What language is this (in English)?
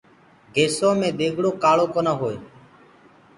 Gurgula